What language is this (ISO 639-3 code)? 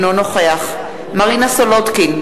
heb